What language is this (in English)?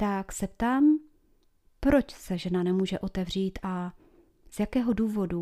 Czech